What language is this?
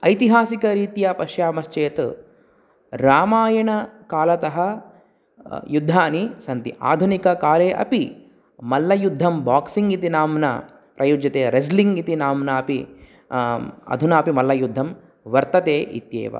Sanskrit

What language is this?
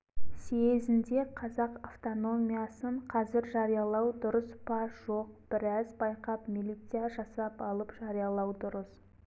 Kazakh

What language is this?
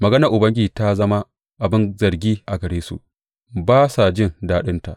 Hausa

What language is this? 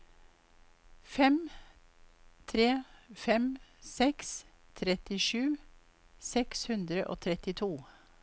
Norwegian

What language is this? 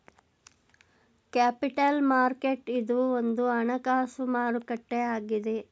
Kannada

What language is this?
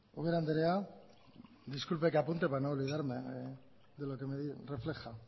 Spanish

